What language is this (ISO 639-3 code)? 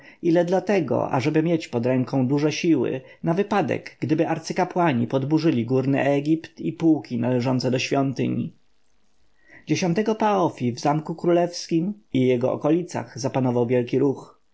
pol